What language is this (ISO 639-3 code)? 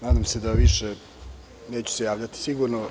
srp